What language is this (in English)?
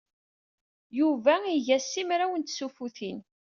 Kabyle